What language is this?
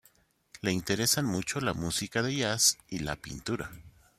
Spanish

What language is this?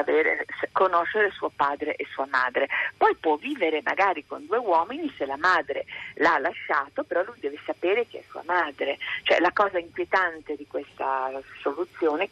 Italian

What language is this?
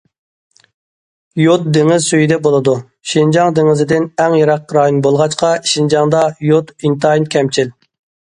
Uyghur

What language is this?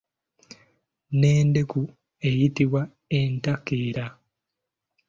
Ganda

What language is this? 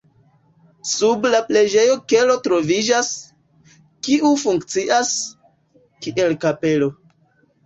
Esperanto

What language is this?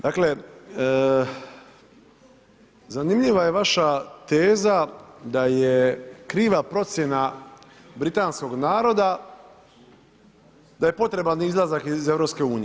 Croatian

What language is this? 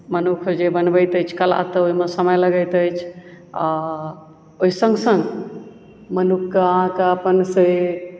Maithili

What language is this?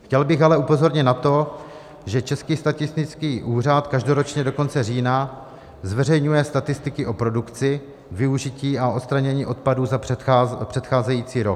Czech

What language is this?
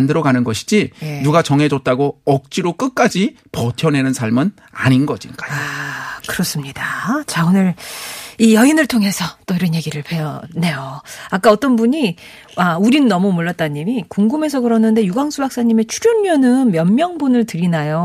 Korean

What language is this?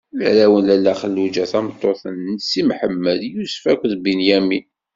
Kabyle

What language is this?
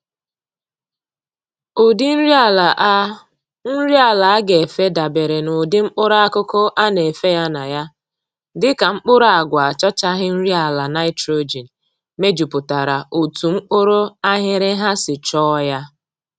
Igbo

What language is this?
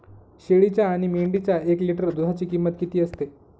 Marathi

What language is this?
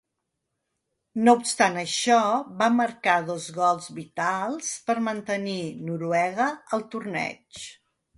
Catalan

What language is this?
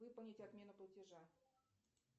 Russian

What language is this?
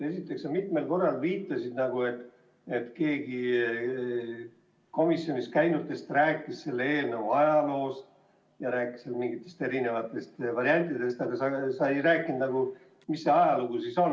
Estonian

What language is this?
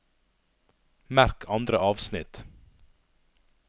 Norwegian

